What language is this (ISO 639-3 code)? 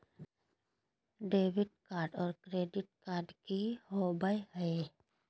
mag